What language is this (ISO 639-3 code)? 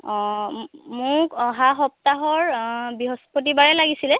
asm